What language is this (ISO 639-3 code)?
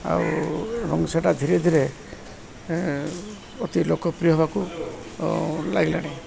ori